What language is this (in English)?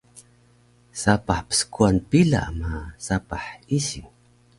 Taroko